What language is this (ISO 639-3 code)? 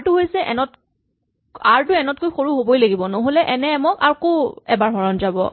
asm